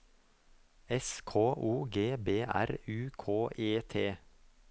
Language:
Norwegian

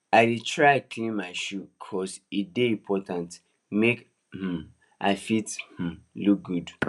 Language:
Nigerian Pidgin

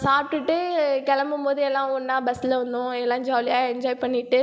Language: Tamil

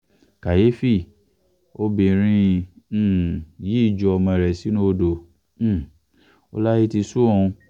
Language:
Yoruba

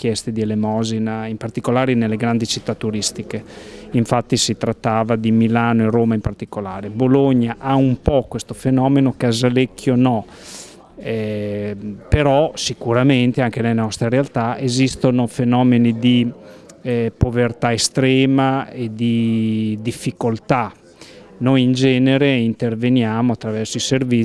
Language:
Italian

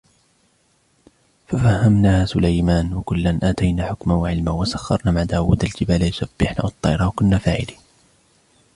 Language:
Arabic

